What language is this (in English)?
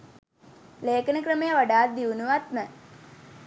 Sinhala